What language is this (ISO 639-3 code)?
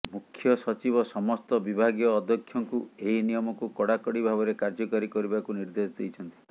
ori